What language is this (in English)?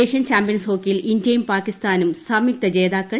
Malayalam